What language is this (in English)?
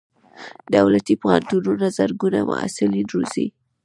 Pashto